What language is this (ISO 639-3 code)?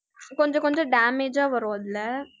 tam